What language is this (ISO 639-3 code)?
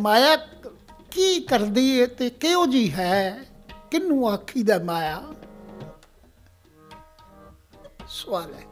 pan